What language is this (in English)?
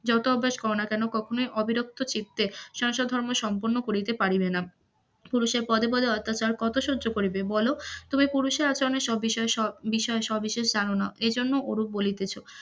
Bangla